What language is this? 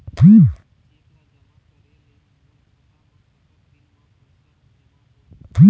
Chhattisgarhi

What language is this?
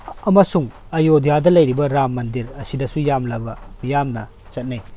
Manipuri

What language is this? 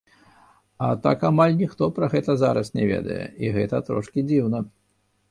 Belarusian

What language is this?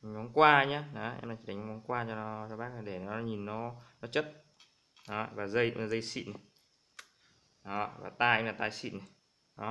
Vietnamese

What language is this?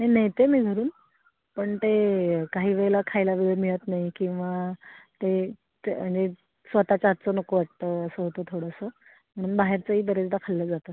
Marathi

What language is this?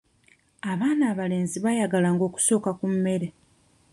Ganda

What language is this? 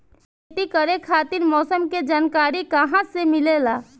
Bhojpuri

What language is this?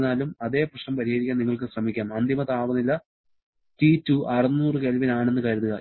Malayalam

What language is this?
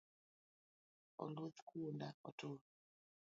Luo (Kenya and Tanzania)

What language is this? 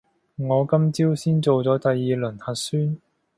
Cantonese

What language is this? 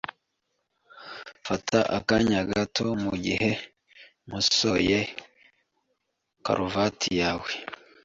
Kinyarwanda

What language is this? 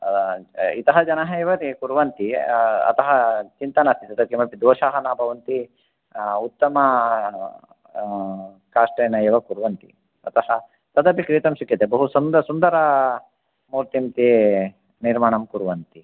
Sanskrit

